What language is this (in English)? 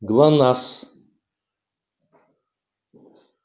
Russian